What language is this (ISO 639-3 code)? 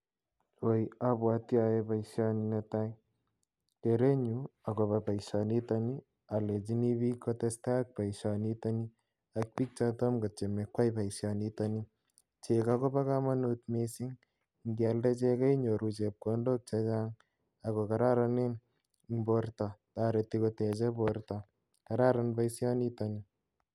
kln